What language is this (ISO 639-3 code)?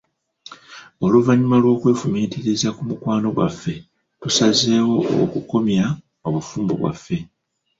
lug